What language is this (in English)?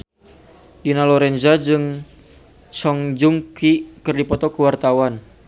Sundanese